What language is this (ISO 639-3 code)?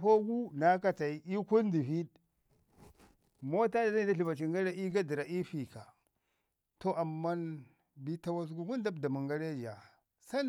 ngi